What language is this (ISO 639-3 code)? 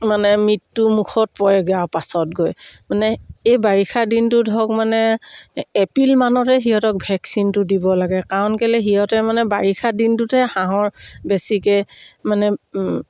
asm